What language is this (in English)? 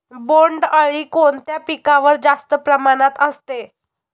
Marathi